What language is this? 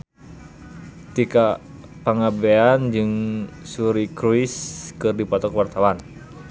Sundanese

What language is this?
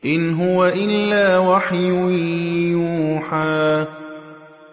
Arabic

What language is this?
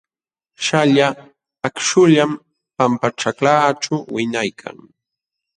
Jauja Wanca Quechua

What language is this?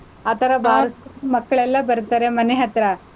Kannada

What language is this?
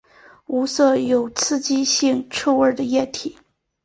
Chinese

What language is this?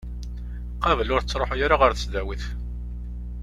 Kabyle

